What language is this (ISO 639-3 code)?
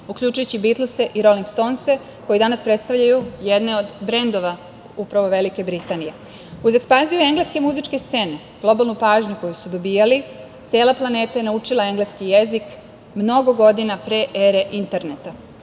srp